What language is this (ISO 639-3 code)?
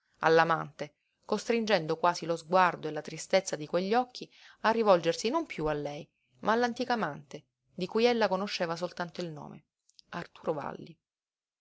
ita